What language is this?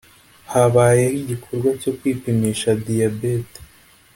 Kinyarwanda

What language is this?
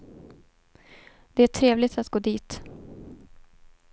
Swedish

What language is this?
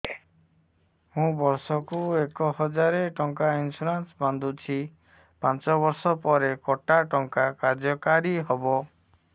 Odia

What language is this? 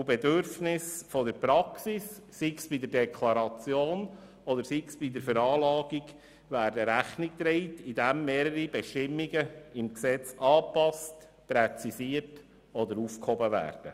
Swiss German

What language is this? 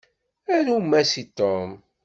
Kabyle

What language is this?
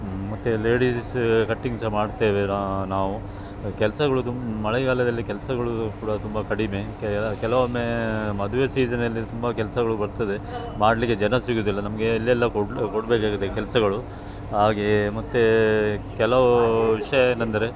Kannada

